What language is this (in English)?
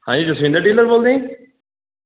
Punjabi